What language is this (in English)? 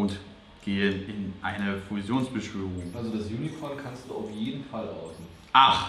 German